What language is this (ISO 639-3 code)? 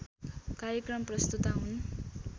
nep